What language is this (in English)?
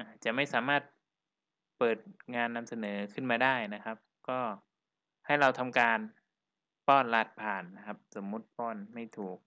Thai